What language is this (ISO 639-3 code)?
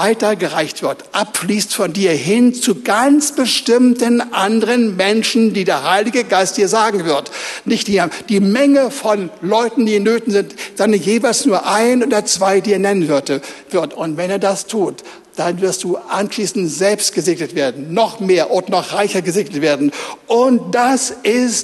deu